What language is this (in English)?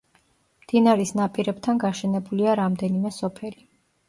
Georgian